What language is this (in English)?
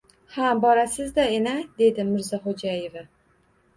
Uzbek